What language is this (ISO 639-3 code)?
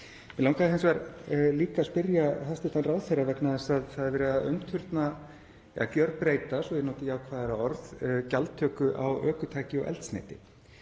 isl